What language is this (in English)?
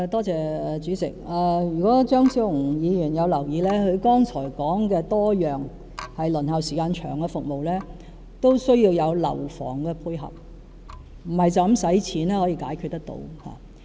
Cantonese